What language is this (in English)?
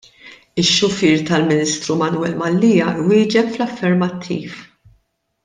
Maltese